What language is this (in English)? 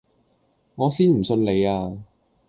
Cantonese